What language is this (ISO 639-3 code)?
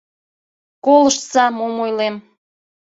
chm